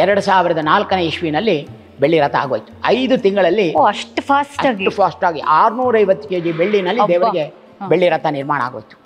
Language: Kannada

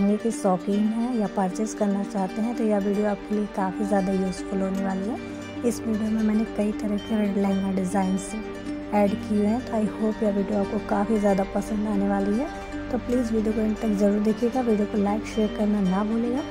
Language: Hindi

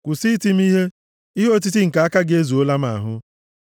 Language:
Igbo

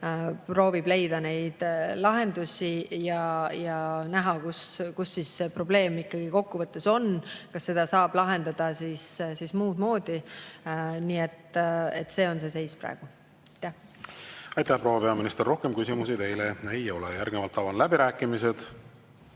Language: Estonian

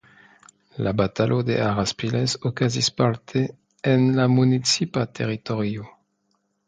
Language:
Esperanto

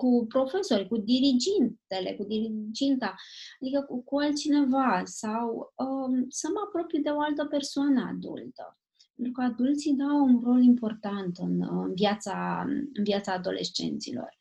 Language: Romanian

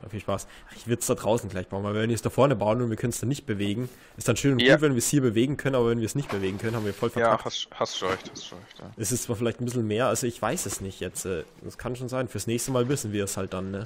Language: German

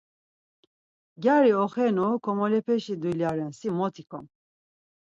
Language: Laz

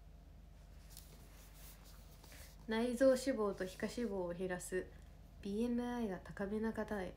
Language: Japanese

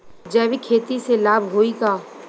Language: Bhojpuri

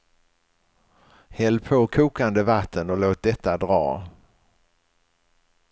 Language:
Swedish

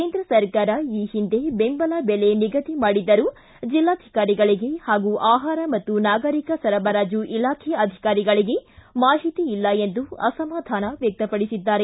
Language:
Kannada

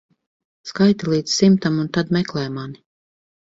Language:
Latvian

